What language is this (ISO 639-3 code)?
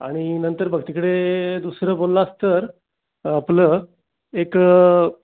mar